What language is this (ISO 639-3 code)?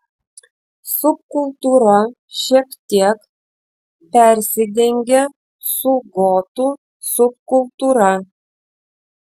lit